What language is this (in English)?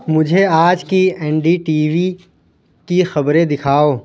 Urdu